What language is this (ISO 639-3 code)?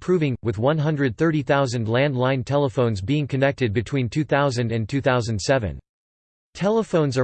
eng